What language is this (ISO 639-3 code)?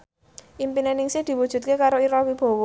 jav